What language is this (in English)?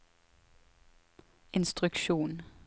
Norwegian